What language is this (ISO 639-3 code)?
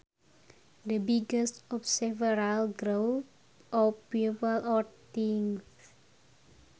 sun